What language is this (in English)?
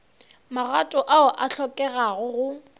Northern Sotho